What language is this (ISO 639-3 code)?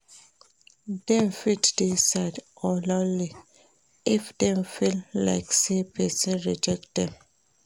pcm